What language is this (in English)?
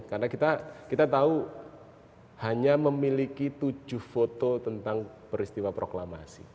Indonesian